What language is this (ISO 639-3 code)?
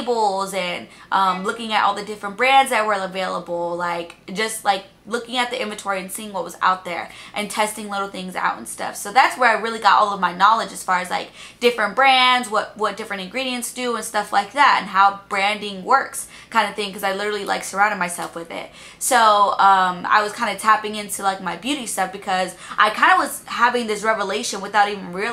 eng